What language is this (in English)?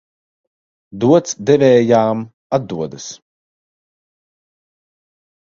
Latvian